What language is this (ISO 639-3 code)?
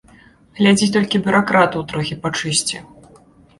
bel